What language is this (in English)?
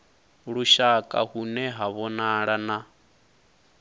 Venda